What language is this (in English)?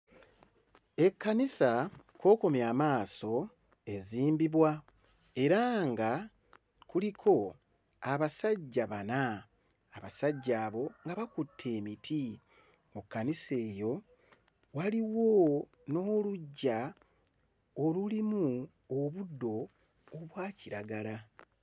Ganda